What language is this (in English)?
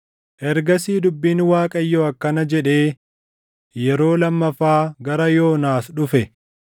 Oromo